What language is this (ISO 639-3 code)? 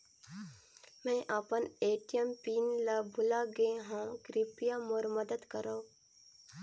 hne